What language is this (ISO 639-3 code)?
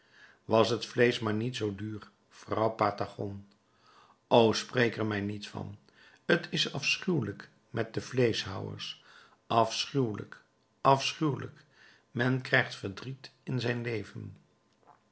nld